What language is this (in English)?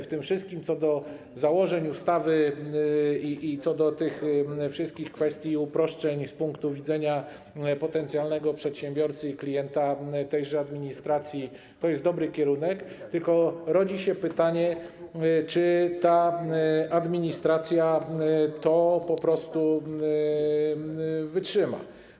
Polish